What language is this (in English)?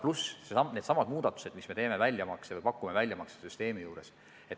Estonian